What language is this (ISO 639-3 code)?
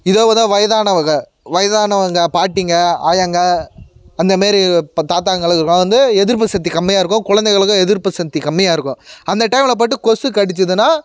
tam